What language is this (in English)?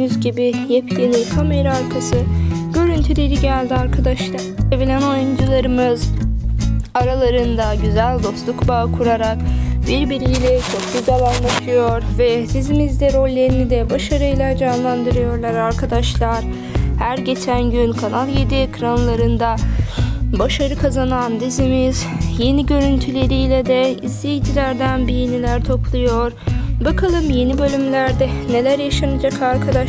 Turkish